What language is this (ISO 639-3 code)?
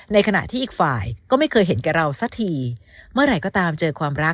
tha